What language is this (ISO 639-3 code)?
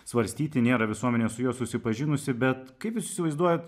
lit